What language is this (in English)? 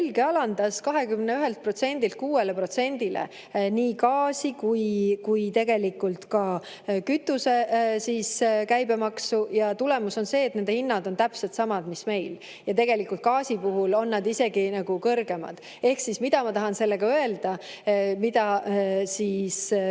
Estonian